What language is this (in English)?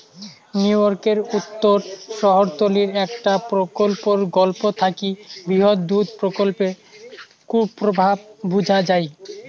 Bangla